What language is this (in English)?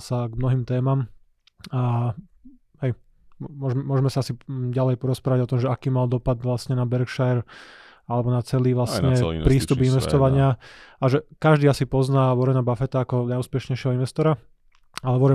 Slovak